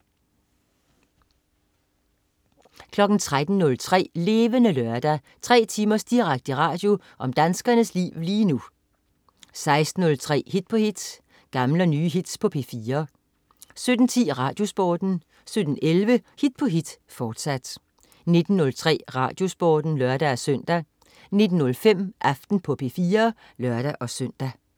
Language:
Danish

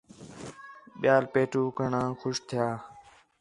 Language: Khetrani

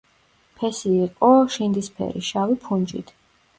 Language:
Georgian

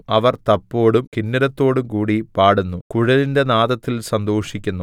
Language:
Malayalam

